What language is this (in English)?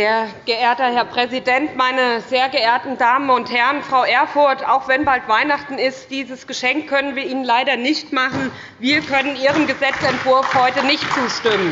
German